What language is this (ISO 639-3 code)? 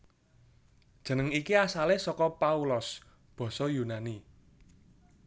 jav